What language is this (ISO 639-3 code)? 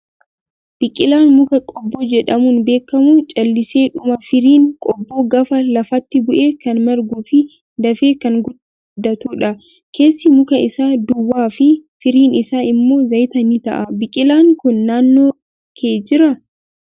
orm